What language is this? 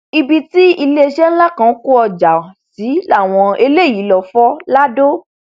Yoruba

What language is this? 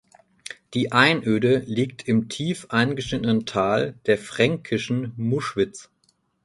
German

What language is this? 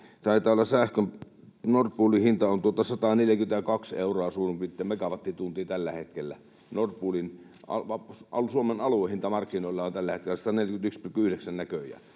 Finnish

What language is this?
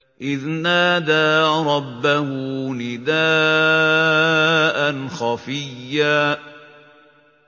Arabic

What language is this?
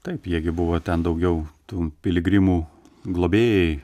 Lithuanian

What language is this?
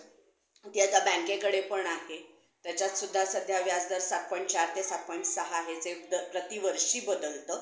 Marathi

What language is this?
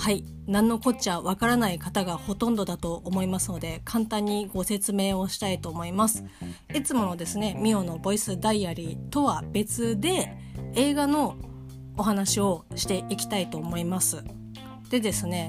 Japanese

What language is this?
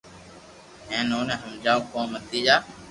Loarki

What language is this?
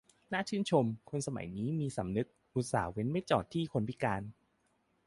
Thai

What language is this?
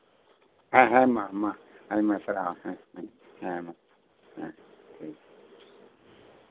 Santali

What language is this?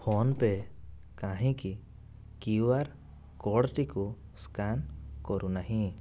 Odia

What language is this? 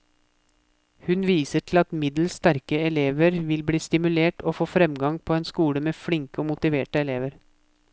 Norwegian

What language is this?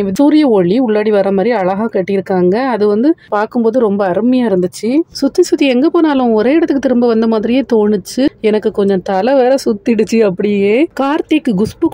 Tamil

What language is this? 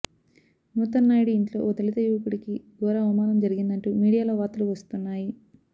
Telugu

